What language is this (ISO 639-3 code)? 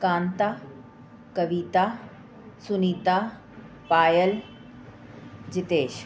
snd